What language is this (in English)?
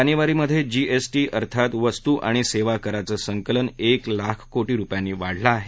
Marathi